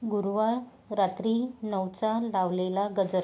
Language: Marathi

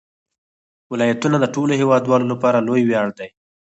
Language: Pashto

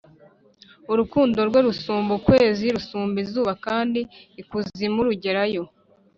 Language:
Kinyarwanda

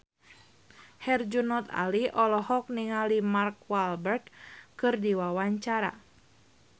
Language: Sundanese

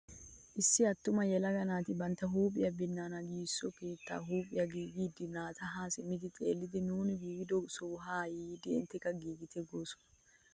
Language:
Wolaytta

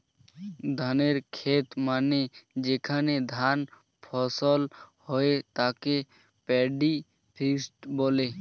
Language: Bangla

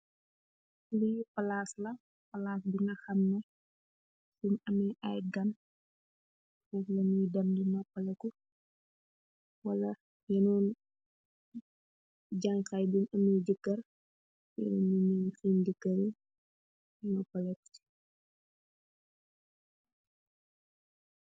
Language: Wolof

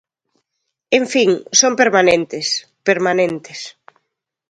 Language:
Galician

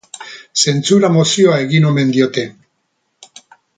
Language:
Basque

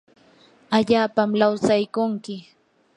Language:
Yanahuanca Pasco Quechua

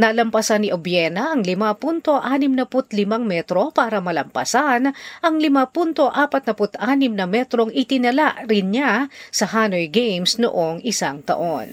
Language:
Filipino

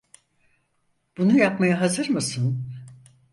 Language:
Turkish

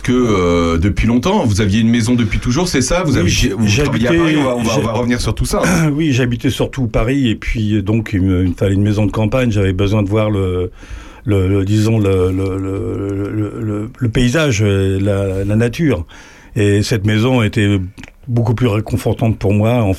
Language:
French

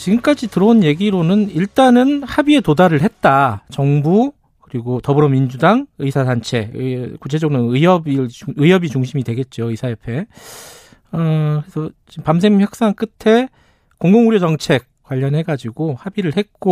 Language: Korean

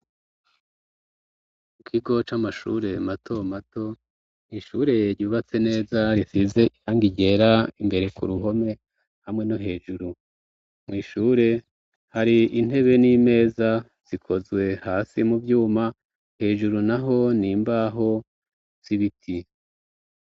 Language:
Rundi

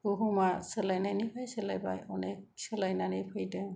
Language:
Bodo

